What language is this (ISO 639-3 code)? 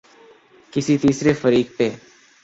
urd